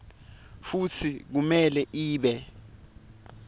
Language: Swati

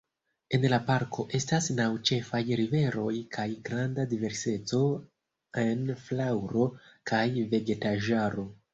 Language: Esperanto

